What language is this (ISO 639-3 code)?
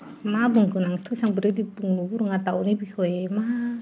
brx